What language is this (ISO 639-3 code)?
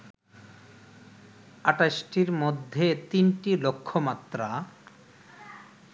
ben